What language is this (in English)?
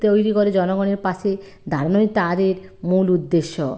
Bangla